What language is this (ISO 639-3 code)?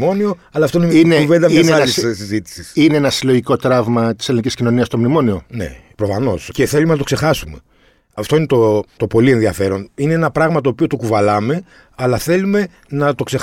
ell